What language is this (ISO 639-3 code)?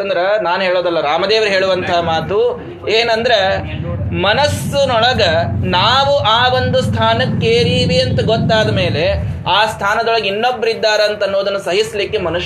kan